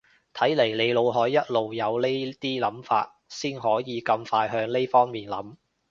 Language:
Cantonese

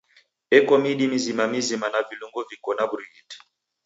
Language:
Taita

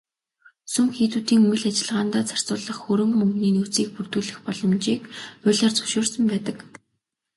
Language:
Mongolian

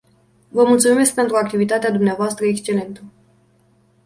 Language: Romanian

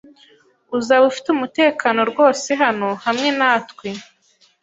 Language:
Kinyarwanda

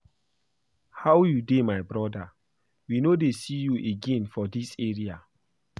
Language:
Nigerian Pidgin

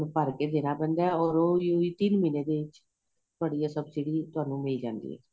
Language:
Punjabi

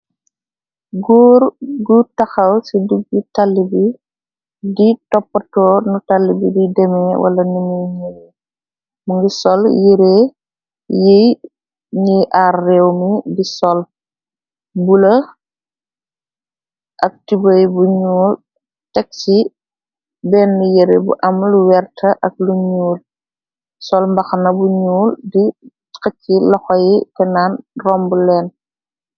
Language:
Wolof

